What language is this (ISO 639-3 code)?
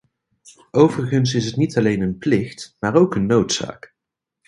nld